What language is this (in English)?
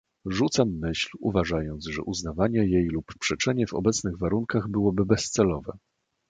Polish